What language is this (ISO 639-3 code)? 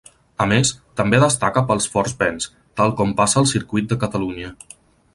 cat